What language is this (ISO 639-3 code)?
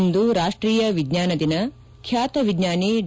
kan